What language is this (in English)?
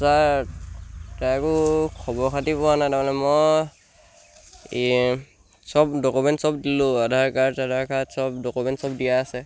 Assamese